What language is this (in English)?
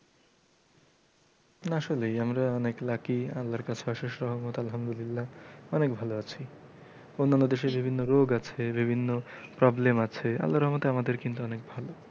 Bangla